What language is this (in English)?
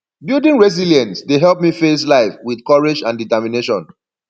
Nigerian Pidgin